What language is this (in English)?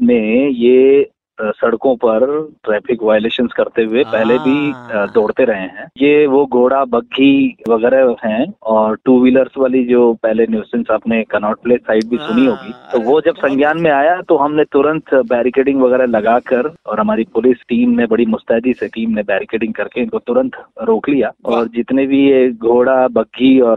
Hindi